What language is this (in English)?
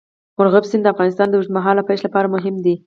Pashto